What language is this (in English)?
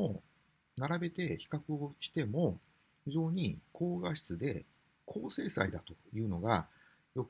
Japanese